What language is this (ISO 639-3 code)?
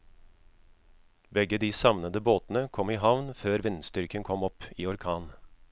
nor